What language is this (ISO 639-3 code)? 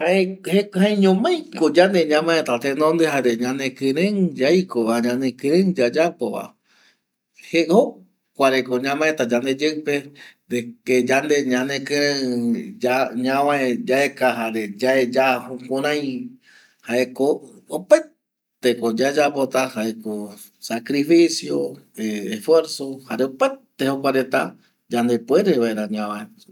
gui